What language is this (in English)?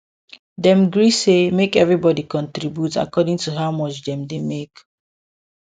Nigerian Pidgin